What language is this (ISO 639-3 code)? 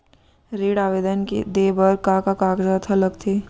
hne